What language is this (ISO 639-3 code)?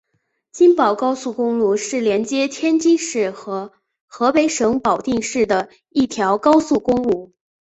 zho